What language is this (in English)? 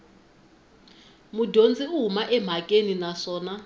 Tsonga